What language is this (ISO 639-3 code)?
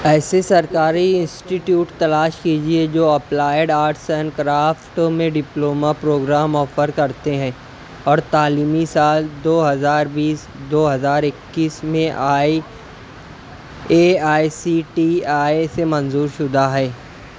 urd